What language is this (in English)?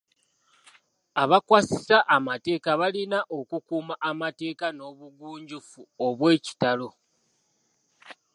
Ganda